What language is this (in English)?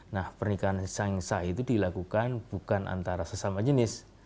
Indonesian